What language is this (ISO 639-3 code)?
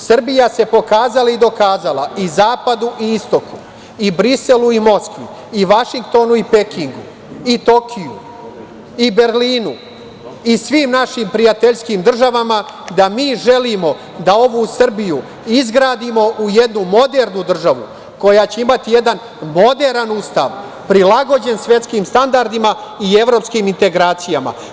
srp